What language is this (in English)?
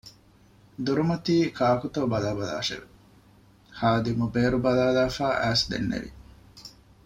Divehi